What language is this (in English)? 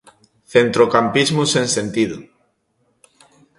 Galician